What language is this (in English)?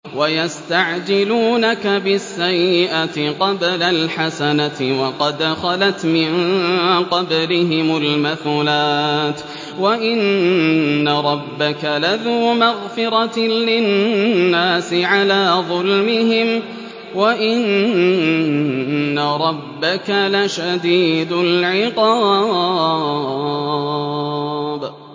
Arabic